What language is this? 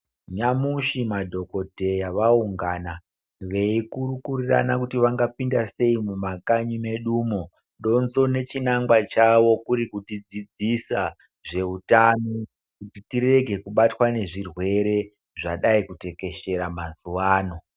Ndau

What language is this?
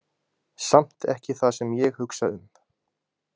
Icelandic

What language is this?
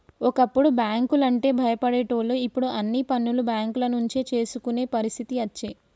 Telugu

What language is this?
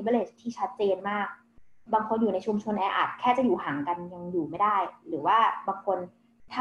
Thai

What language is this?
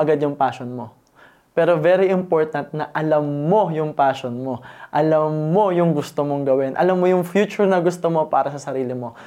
Filipino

